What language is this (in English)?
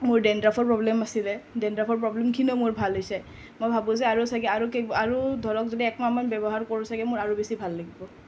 Assamese